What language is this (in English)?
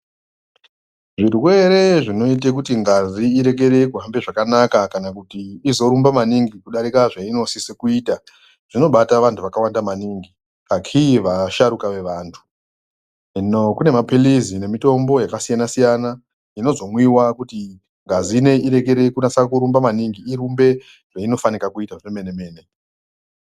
Ndau